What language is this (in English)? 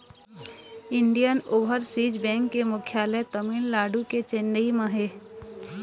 Chhattisgarhi